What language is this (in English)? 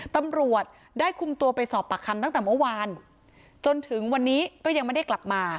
Thai